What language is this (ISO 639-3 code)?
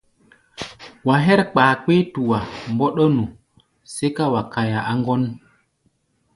gba